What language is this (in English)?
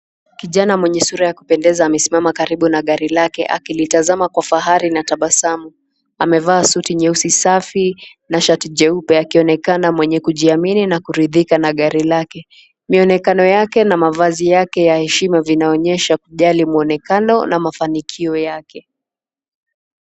Swahili